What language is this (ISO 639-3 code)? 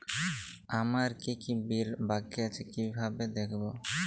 ben